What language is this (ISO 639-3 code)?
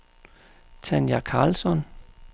dan